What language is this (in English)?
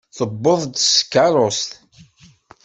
Kabyle